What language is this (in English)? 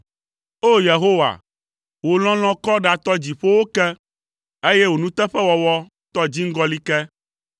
Ewe